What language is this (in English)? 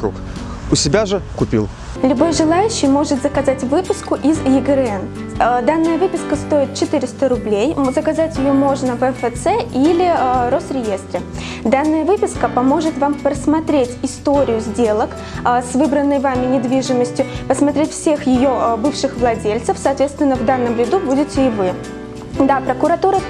Russian